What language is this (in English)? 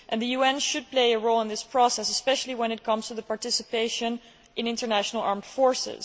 English